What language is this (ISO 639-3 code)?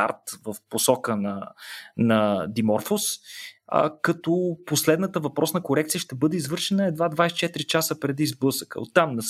bul